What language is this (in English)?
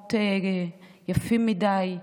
Hebrew